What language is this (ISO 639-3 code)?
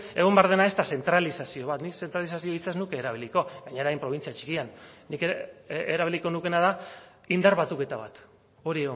eus